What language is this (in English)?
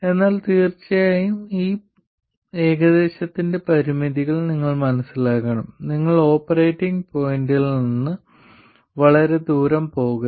Malayalam